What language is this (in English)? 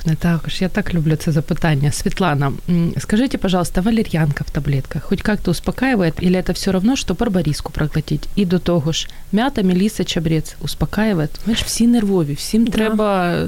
Ukrainian